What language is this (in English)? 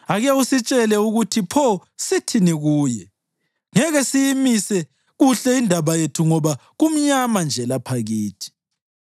North Ndebele